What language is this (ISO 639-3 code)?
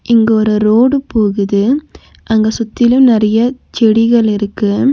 tam